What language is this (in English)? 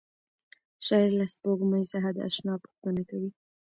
Pashto